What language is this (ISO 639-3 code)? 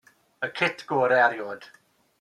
cym